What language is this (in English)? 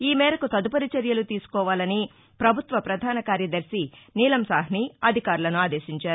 Telugu